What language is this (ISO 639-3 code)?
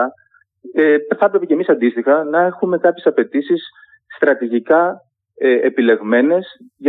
ell